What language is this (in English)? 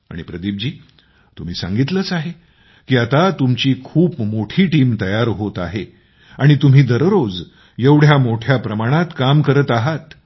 Marathi